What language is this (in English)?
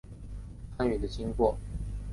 Chinese